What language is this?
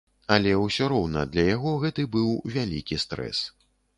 Belarusian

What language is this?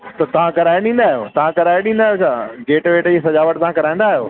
Sindhi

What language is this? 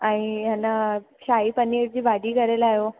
Sindhi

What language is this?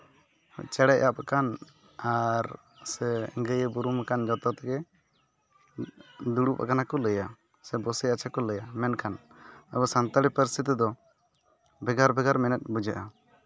Santali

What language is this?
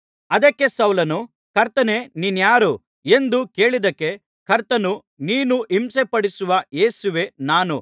Kannada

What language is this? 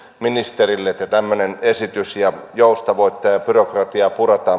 Finnish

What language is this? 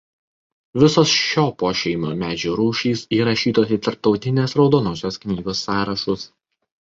Lithuanian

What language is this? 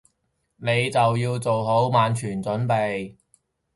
Cantonese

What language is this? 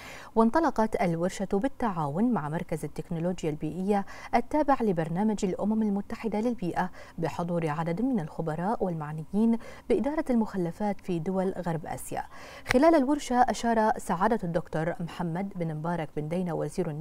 Arabic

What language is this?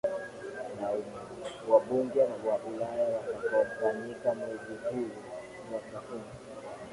Swahili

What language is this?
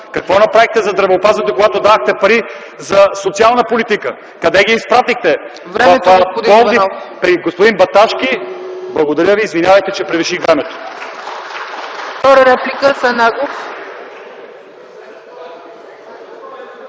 Bulgarian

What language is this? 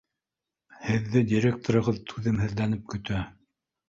Bashkir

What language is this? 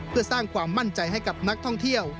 Thai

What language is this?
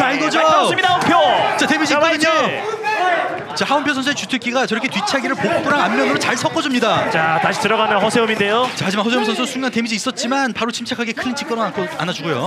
Korean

